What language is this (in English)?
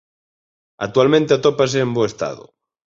Galician